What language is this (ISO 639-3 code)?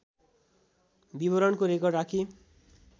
nep